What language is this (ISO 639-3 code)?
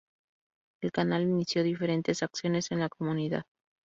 spa